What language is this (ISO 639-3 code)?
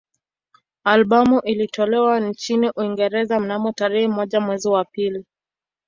swa